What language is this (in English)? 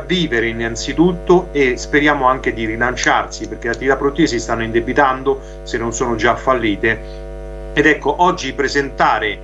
Italian